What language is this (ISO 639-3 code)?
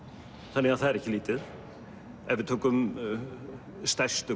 isl